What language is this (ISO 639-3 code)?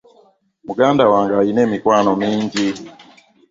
lug